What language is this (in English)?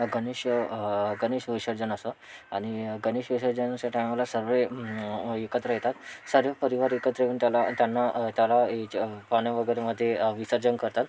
Marathi